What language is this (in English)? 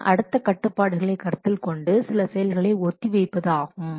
Tamil